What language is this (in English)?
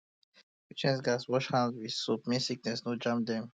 Nigerian Pidgin